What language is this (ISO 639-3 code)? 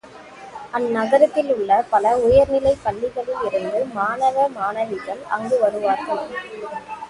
tam